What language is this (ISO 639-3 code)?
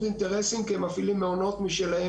heb